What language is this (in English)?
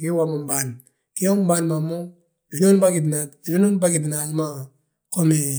Balanta-Ganja